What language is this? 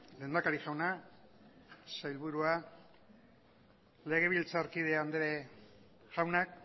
Basque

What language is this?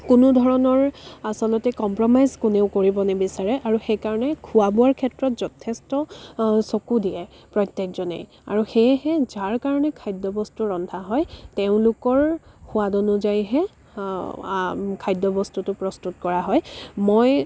Assamese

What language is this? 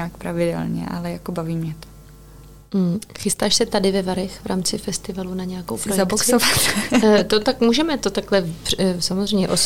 Czech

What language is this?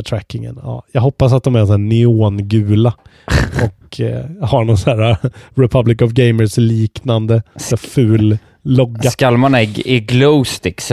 Swedish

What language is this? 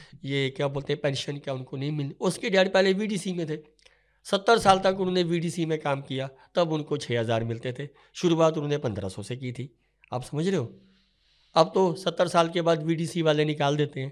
Hindi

